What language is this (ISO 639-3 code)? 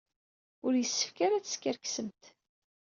kab